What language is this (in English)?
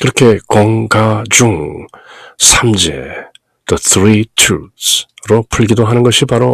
Korean